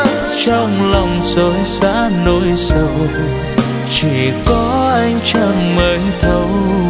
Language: Vietnamese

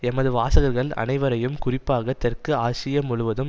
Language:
Tamil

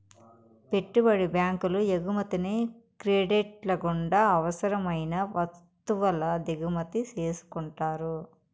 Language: Telugu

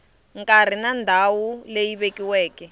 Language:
Tsonga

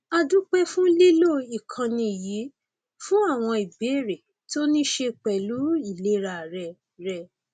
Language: Yoruba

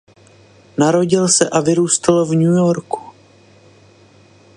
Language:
Czech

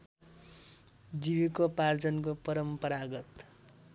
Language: Nepali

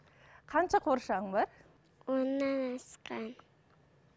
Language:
Kazakh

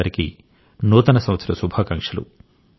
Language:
Telugu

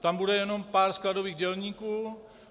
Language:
Czech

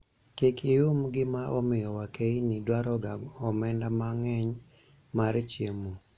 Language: Luo (Kenya and Tanzania)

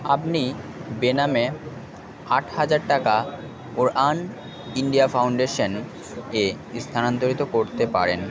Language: Bangla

